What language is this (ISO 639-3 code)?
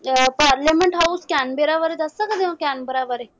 pan